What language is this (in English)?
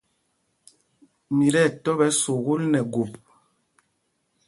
Mpumpong